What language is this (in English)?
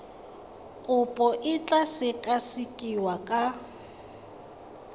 Tswana